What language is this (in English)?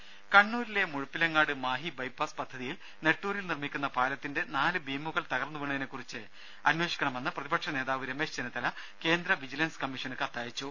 Malayalam